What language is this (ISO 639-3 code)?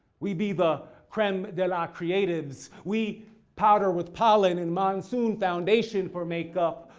eng